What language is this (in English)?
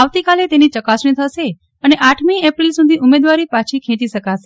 Gujarati